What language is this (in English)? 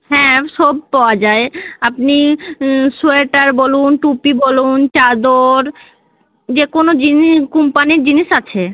Bangla